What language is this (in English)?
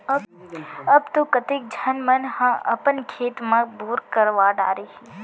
Chhattisgarhi